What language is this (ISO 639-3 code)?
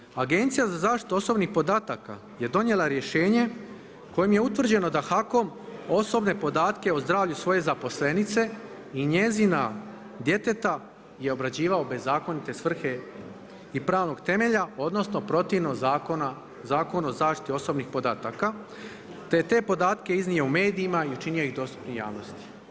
hrv